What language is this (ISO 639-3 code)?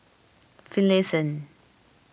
eng